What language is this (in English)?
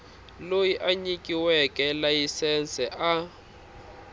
Tsonga